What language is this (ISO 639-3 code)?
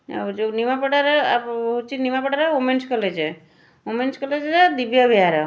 ori